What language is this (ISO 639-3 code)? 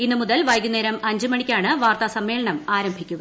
mal